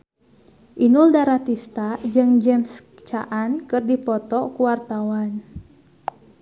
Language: Sundanese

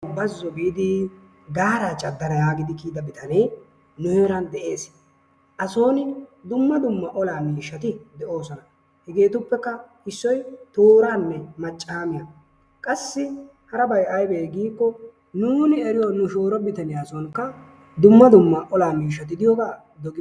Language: Wolaytta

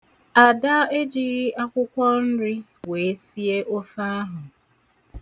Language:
Igbo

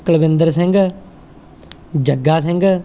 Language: Punjabi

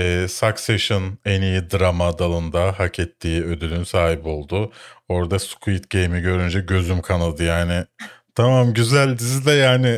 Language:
Turkish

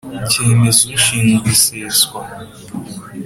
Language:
Kinyarwanda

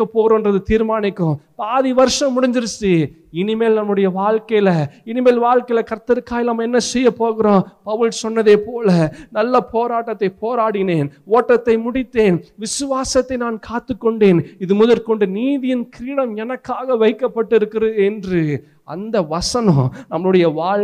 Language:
Tamil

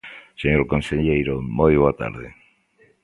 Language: Galician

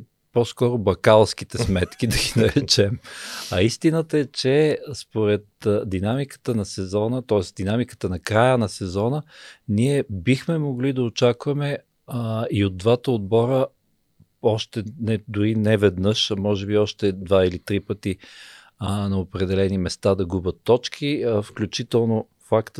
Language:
Bulgarian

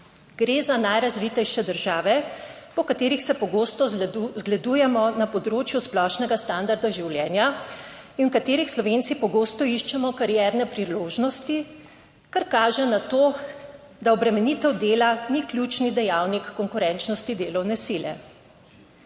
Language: Slovenian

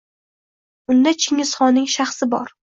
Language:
Uzbek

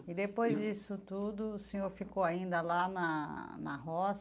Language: Portuguese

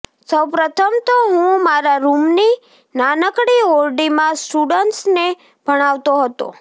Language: Gujarati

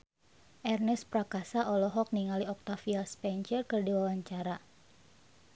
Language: Sundanese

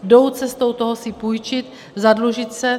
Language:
Czech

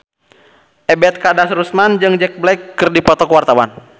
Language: Sundanese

